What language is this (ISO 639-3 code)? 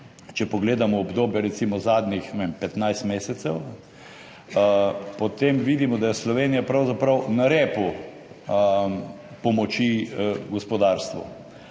slv